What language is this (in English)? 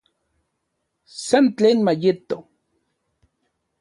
Central Puebla Nahuatl